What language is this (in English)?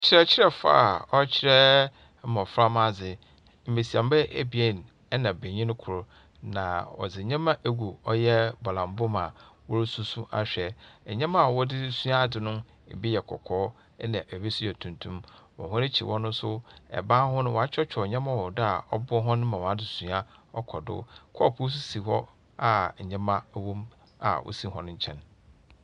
Akan